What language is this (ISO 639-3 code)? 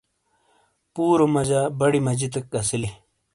scl